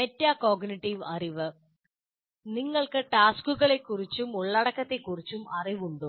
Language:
Malayalam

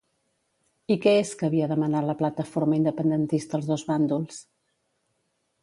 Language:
Catalan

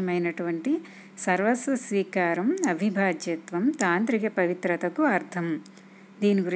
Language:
Telugu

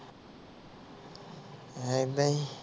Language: Punjabi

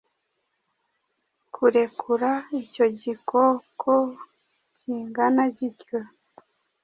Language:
Kinyarwanda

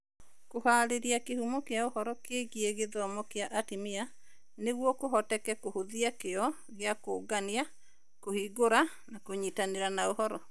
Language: Kikuyu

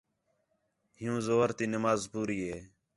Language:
Khetrani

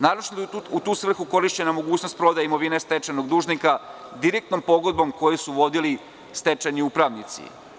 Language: Serbian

